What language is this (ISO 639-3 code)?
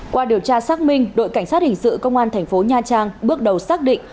vie